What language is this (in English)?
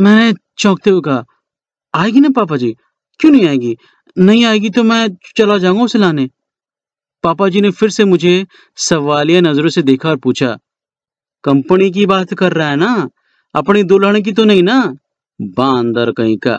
Hindi